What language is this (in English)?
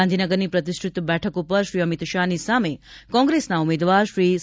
Gujarati